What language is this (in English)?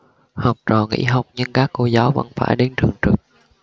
Vietnamese